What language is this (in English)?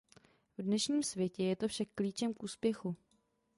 Czech